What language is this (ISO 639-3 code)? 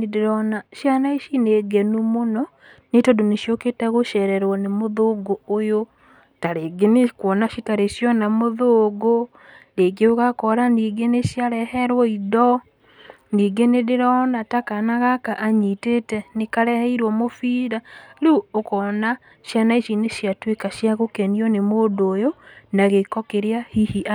kik